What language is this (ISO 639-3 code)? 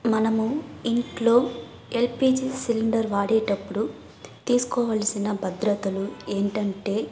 tel